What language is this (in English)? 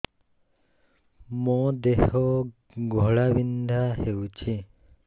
Odia